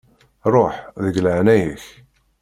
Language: Kabyle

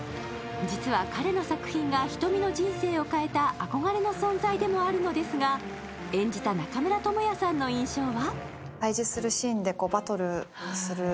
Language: Japanese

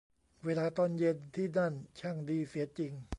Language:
Thai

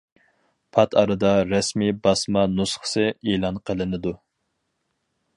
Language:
Uyghur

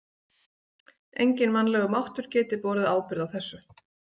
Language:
Icelandic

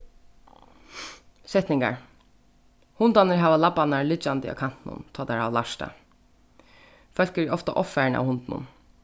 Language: Faroese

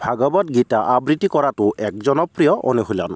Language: Assamese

